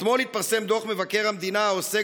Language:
Hebrew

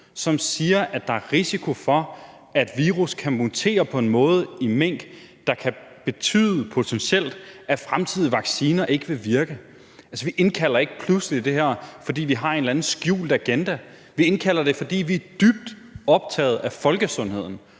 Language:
Danish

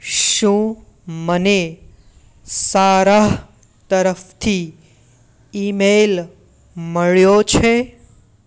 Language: Gujarati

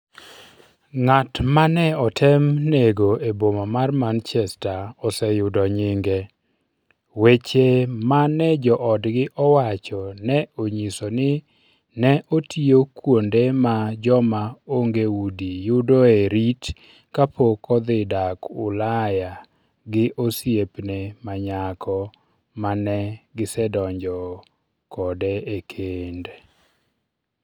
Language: Luo (Kenya and Tanzania)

